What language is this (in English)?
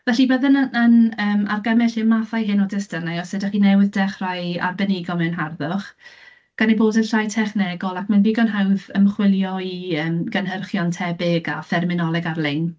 Welsh